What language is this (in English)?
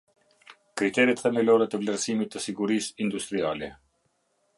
Albanian